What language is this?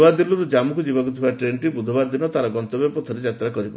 Odia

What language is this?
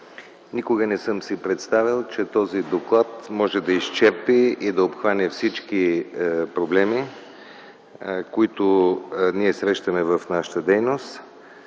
Bulgarian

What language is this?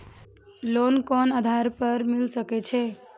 Maithili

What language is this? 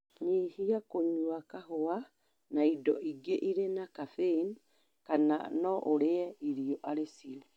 Kikuyu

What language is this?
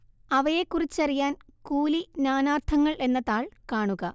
Malayalam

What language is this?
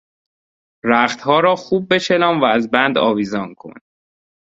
Persian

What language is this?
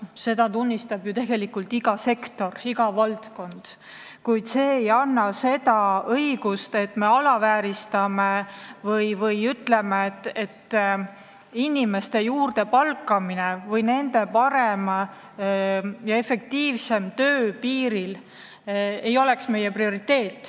Estonian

